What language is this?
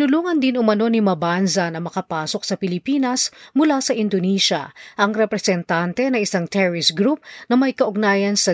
Filipino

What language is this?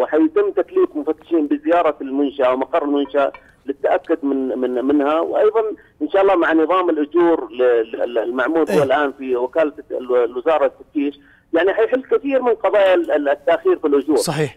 Arabic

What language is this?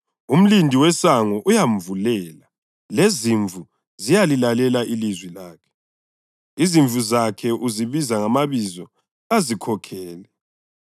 North Ndebele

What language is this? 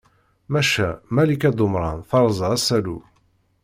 Kabyle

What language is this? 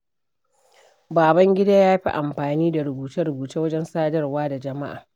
Hausa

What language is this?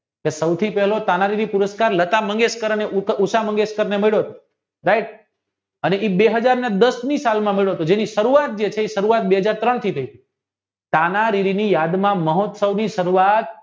Gujarati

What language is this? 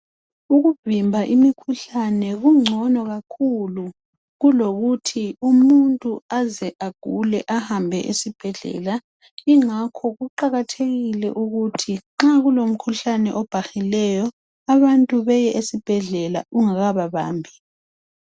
North Ndebele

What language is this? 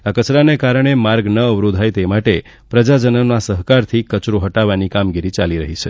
Gujarati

